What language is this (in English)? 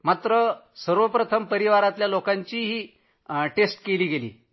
Marathi